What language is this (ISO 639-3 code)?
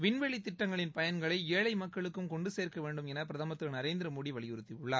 tam